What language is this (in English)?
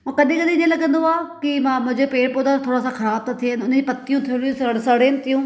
Sindhi